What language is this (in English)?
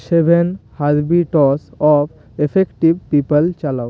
Bangla